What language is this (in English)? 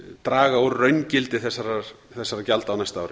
Icelandic